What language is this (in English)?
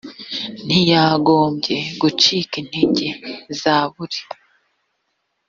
Kinyarwanda